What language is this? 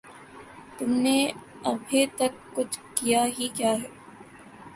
Urdu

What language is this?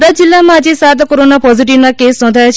Gujarati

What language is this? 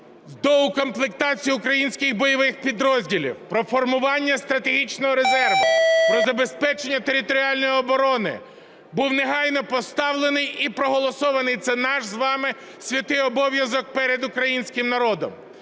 Ukrainian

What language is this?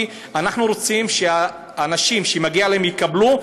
Hebrew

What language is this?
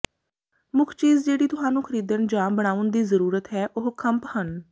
Punjabi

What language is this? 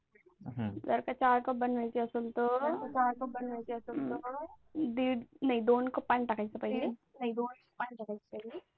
Marathi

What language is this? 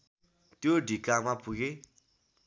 Nepali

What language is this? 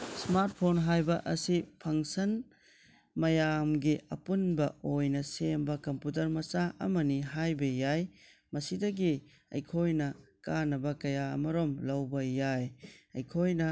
Manipuri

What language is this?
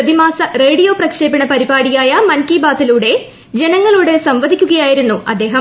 Malayalam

